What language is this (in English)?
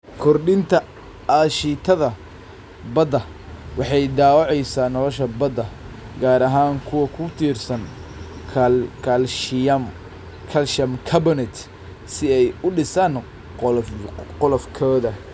Somali